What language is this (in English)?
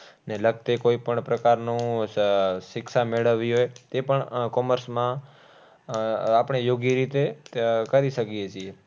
Gujarati